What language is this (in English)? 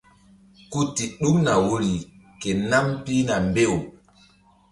Mbum